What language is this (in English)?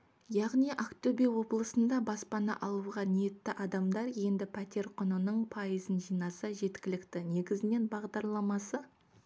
Kazakh